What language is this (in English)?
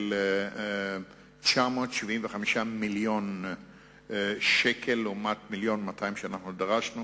Hebrew